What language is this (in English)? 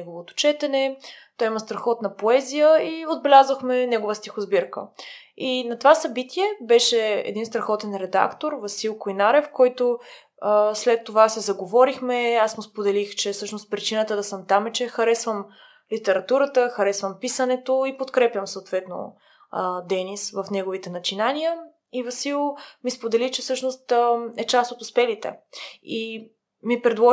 Bulgarian